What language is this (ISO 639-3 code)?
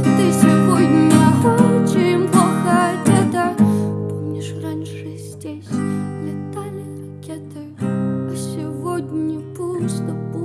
rus